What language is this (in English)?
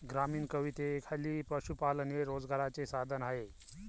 Marathi